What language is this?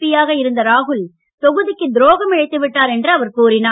Tamil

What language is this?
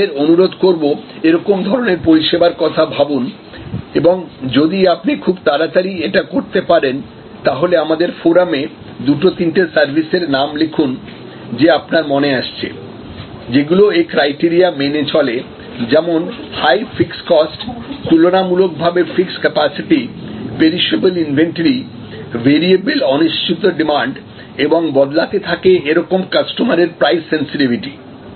Bangla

